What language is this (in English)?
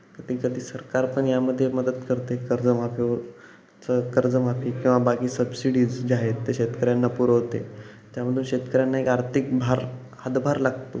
Marathi